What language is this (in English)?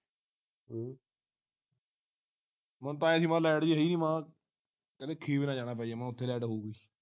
Punjabi